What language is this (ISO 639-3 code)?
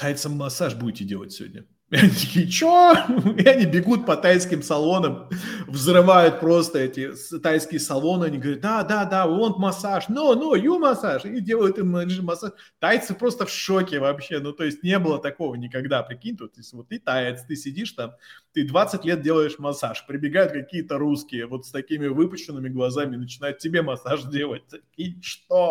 rus